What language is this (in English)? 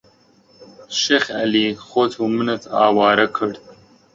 Central Kurdish